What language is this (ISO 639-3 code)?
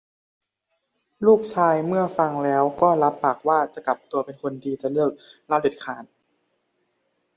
tha